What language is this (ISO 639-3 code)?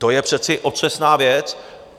ces